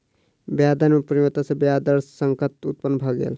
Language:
Maithili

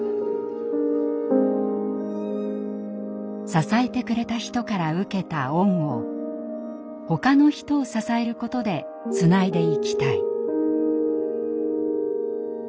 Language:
Japanese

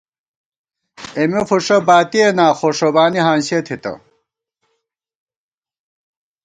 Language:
Gawar-Bati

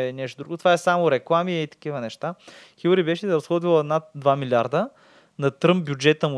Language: Bulgarian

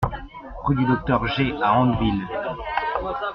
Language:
French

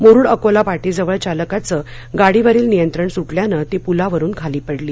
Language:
Marathi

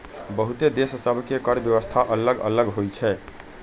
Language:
Magahi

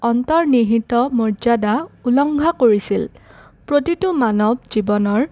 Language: Assamese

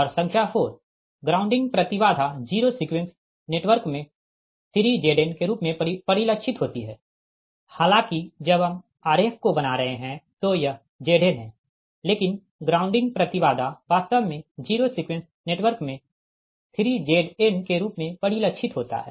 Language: Hindi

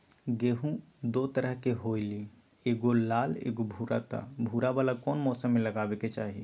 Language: Magahi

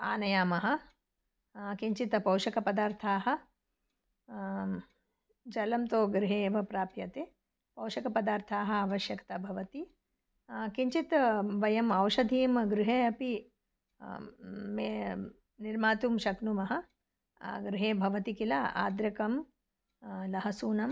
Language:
Sanskrit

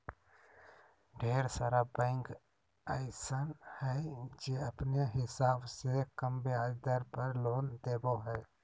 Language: Magahi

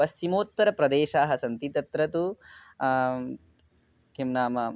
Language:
Sanskrit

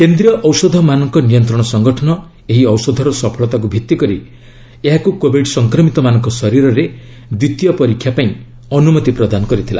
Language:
Odia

